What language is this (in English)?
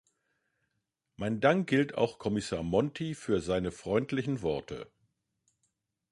German